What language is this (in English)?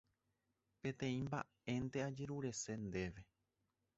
Guarani